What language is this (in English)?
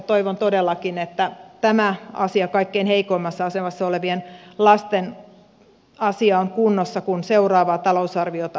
Finnish